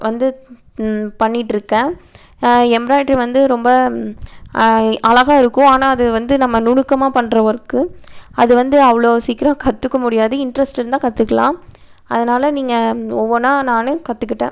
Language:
Tamil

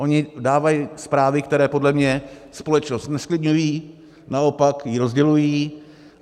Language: Czech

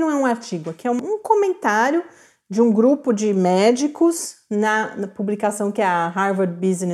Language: Portuguese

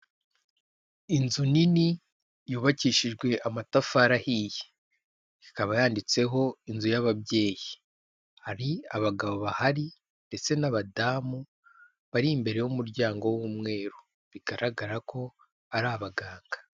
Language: Kinyarwanda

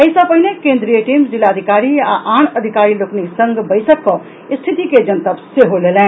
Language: Maithili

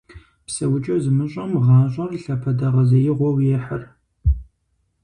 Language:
Kabardian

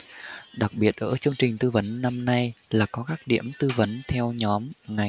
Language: Vietnamese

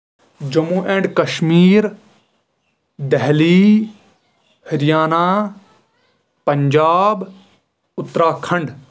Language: Kashmiri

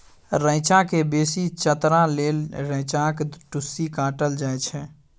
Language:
Maithili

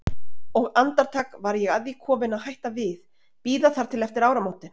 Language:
Icelandic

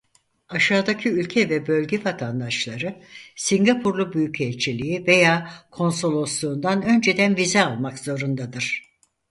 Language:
Turkish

